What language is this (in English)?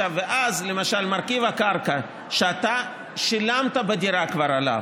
Hebrew